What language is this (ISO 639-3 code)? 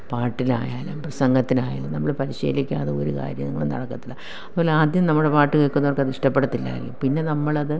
mal